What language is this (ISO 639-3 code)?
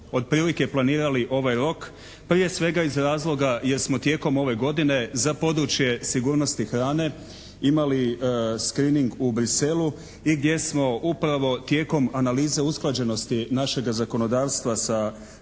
hrv